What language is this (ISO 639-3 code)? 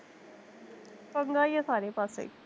pan